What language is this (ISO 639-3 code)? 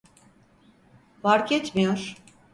tur